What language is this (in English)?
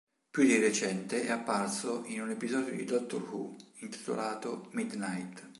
Italian